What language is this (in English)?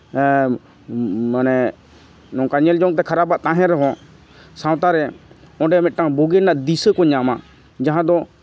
Santali